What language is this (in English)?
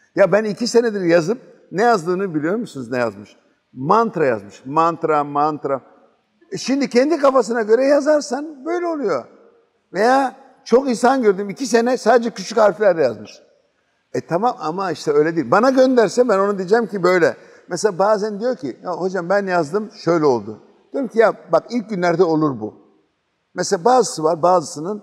Turkish